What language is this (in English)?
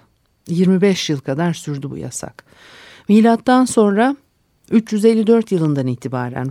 Turkish